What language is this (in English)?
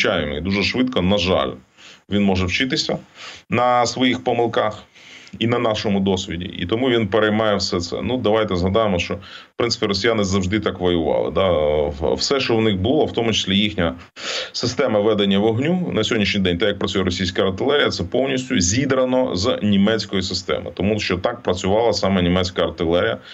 Ukrainian